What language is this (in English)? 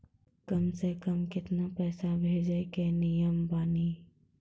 Maithili